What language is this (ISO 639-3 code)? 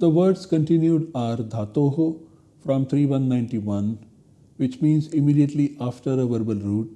eng